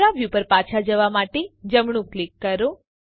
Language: Gujarati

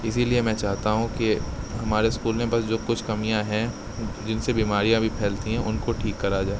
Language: Urdu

